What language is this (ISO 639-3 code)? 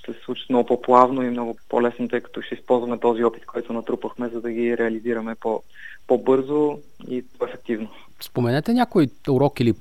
bul